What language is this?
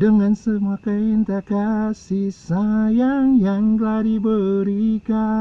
Indonesian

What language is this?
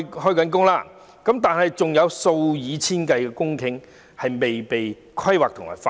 Cantonese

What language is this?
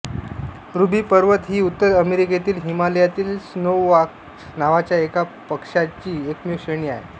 Marathi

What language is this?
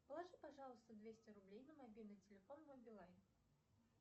Russian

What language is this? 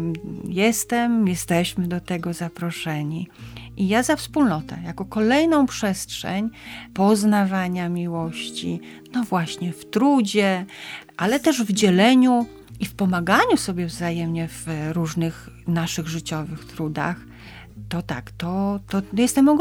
Polish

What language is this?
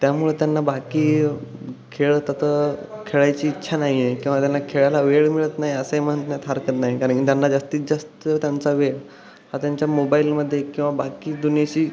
Marathi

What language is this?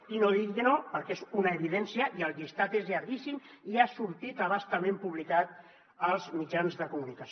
Catalan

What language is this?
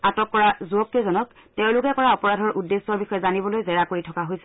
Assamese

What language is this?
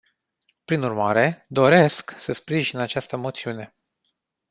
Romanian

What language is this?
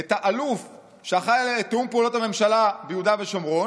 Hebrew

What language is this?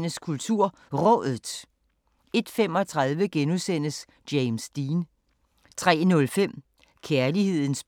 Danish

